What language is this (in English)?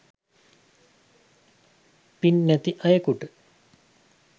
Sinhala